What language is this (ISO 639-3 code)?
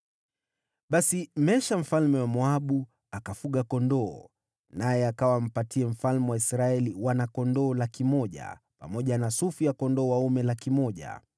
swa